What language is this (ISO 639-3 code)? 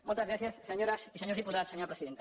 cat